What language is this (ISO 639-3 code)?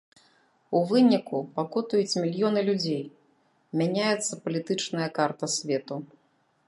bel